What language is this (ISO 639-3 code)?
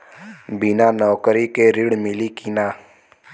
bho